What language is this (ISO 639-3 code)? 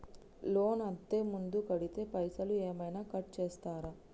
tel